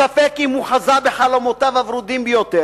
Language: Hebrew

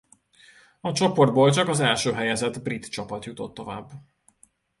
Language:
Hungarian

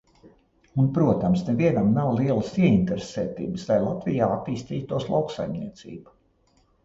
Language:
Latvian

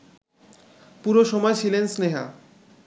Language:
Bangla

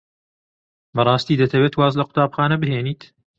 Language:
Central Kurdish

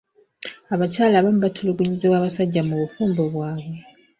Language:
Ganda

